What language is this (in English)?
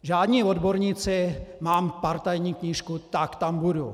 Czech